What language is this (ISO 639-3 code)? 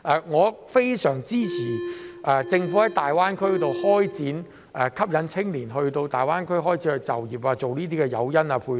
yue